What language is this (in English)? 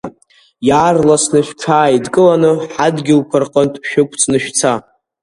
Abkhazian